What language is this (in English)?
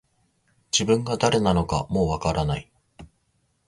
Japanese